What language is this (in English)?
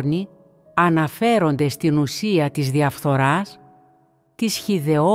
Greek